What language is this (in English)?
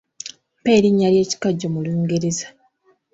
Ganda